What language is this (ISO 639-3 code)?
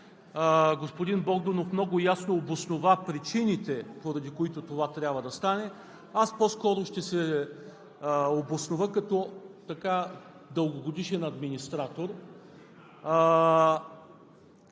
bul